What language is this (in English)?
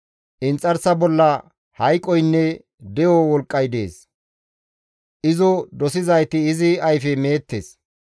Gamo